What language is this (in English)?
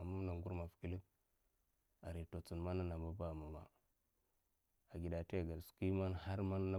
Mafa